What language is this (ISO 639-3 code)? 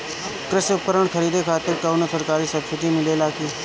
bho